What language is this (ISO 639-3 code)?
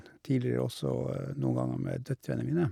nor